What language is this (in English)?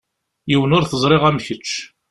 Kabyle